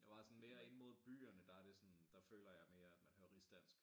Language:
Danish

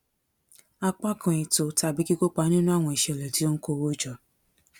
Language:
Yoruba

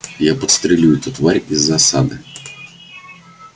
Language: Russian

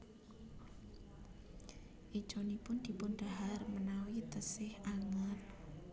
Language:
Javanese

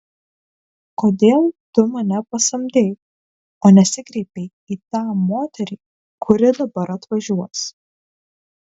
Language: Lithuanian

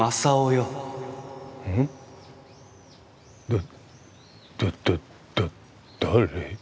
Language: Japanese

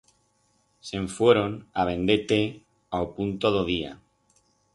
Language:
Aragonese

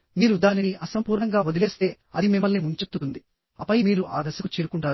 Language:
Telugu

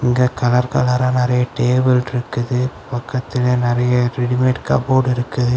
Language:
Tamil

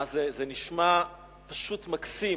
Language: Hebrew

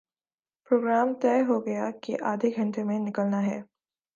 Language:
Urdu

